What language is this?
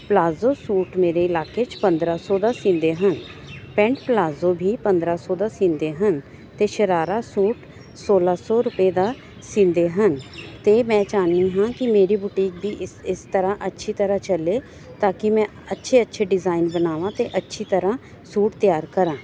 Punjabi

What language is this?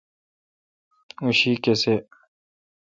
Kalkoti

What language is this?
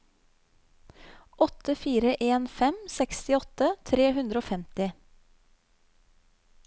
Norwegian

